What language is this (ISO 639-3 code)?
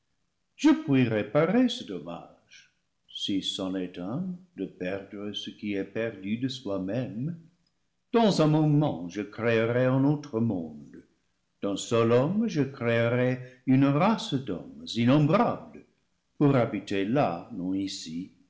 fra